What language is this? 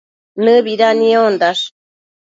Matsés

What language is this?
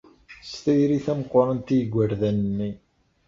Kabyle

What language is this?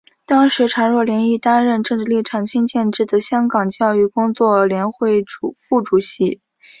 Chinese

